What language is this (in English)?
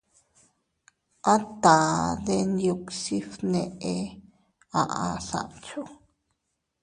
Teutila Cuicatec